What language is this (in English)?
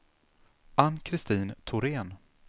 Swedish